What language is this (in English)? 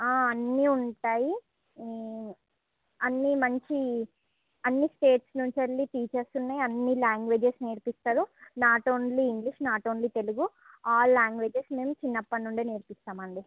Telugu